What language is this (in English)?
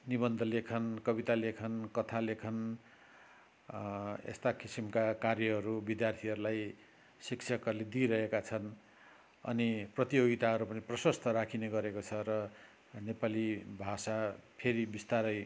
Nepali